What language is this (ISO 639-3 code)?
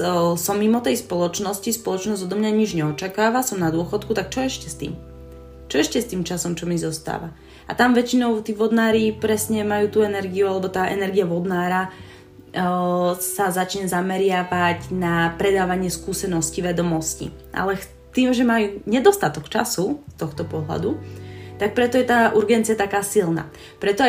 slk